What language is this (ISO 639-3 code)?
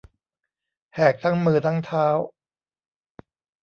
tha